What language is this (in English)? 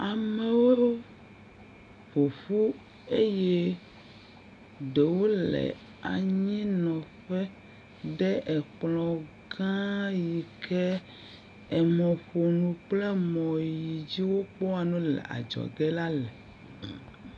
Ewe